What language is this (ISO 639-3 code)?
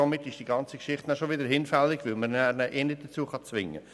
gsw